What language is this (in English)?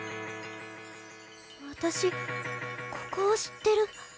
Japanese